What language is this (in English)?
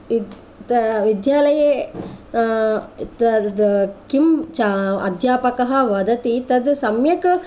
Sanskrit